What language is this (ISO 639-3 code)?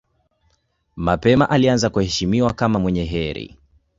swa